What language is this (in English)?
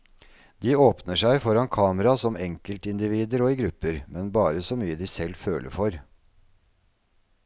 Norwegian